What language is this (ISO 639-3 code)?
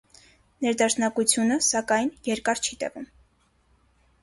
hye